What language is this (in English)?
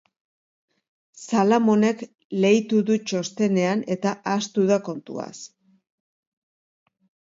Basque